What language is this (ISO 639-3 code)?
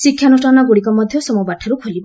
ori